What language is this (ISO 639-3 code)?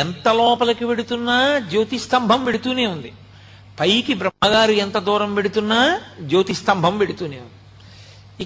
tel